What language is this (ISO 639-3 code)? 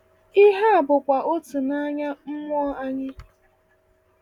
ibo